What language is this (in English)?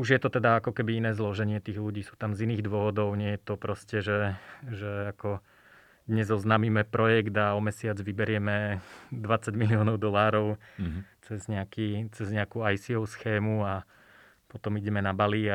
Slovak